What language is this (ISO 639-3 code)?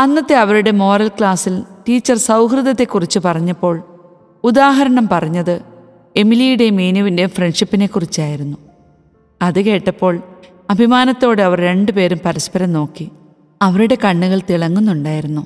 mal